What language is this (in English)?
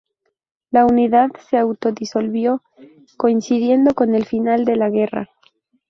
Spanish